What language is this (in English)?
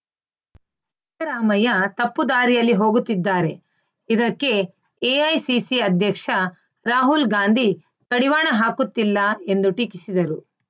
Kannada